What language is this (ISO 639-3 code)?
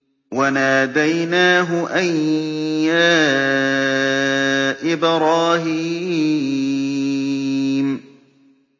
ara